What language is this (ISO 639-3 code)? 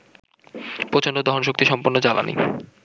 ben